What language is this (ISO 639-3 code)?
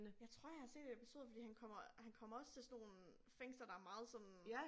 dan